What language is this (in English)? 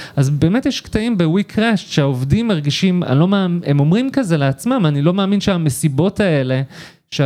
Hebrew